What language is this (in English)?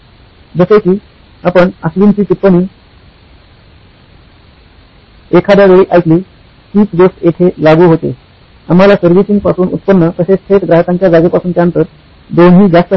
Marathi